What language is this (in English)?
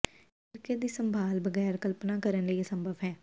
Punjabi